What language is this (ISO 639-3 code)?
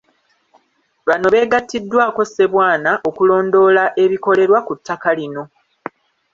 lug